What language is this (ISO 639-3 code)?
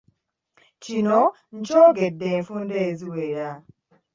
lug